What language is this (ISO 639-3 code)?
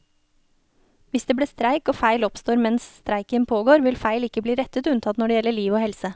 nor